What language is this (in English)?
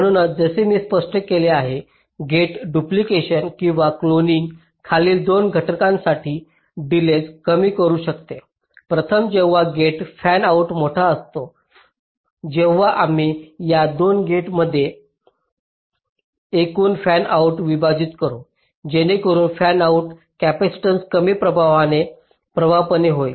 Marathi